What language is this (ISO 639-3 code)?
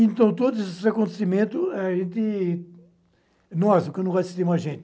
por